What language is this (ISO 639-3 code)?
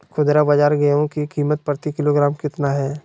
mag